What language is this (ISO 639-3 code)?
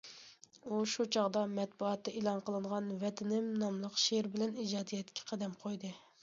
uig